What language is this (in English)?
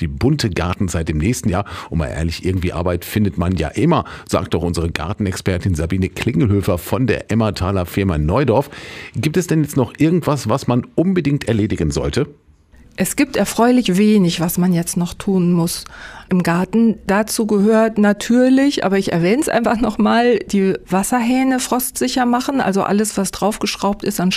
German